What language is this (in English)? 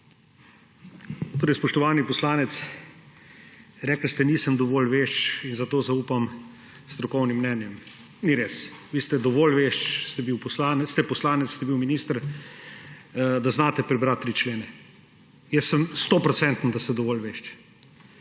Slovenian